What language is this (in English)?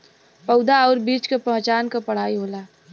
Bhojpuri